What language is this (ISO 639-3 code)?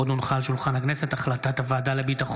heb